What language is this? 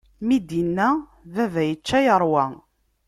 Kabyle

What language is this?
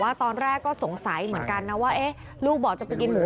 Thai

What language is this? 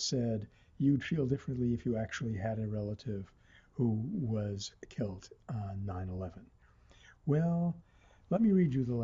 English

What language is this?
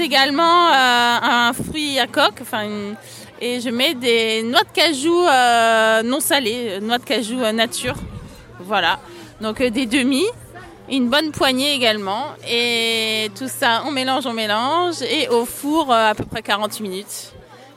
French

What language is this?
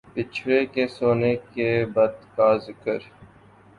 Urdu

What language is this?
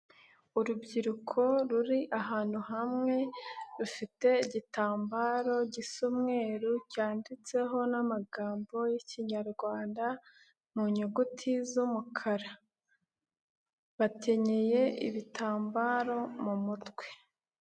Kinyarwanda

